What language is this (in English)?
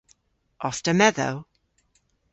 Cornish